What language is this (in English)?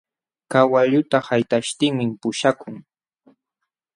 Jauja Wanca Quechua